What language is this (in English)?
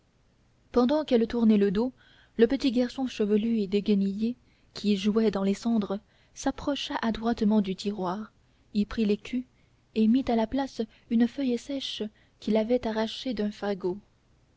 French